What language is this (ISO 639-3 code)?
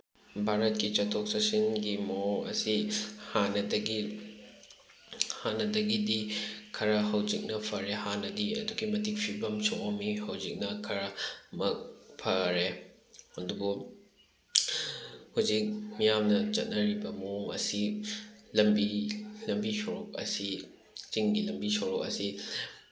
mni